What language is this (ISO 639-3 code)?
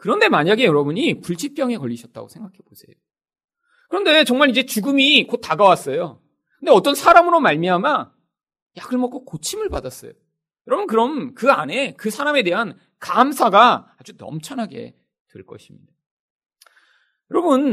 kor